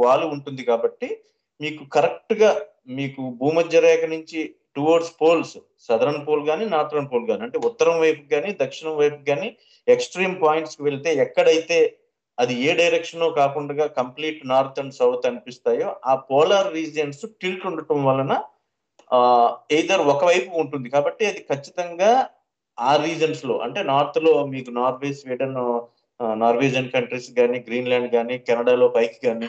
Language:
Telugu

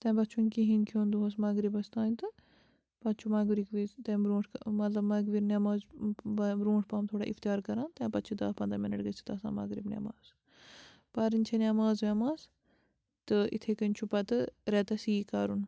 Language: Kashmiri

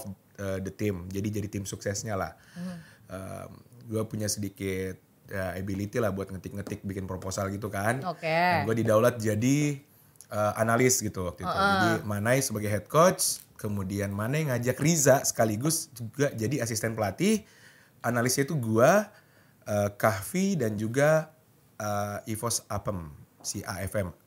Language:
Indonesian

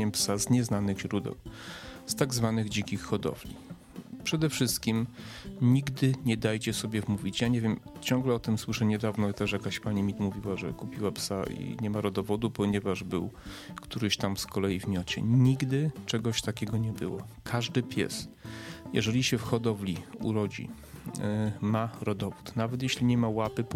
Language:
Polish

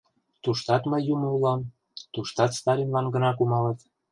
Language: Mari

